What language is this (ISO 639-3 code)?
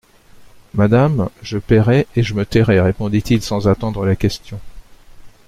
fra